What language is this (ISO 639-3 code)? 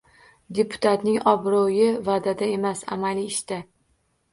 uzb